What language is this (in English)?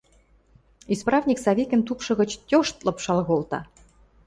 Western Mari